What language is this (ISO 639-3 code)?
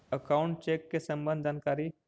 mag